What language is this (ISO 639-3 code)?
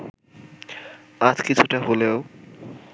ben